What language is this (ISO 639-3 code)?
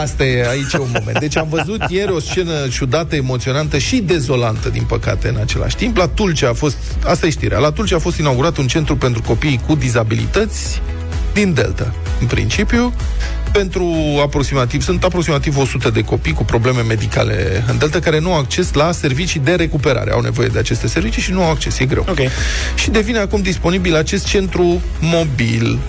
ron